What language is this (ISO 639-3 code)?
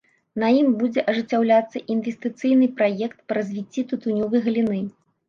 bel